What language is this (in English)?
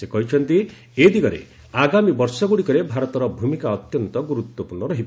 Odia